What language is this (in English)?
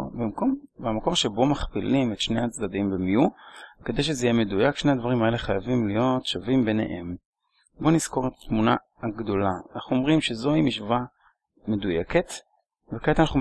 Hebrew